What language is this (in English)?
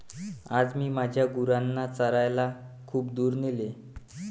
Marathi